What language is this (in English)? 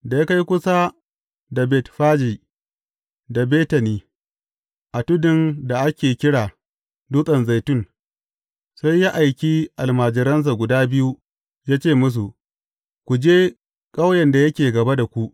Hausa